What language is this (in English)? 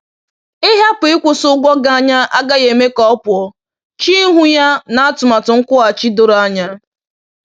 Igbo